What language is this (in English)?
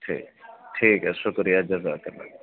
Urdu